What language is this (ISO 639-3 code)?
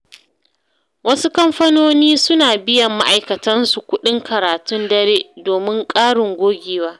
hau